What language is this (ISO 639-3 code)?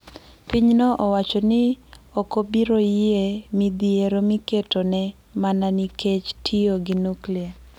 luo